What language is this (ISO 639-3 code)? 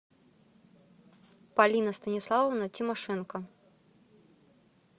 rus